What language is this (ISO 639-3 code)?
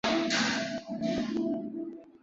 zho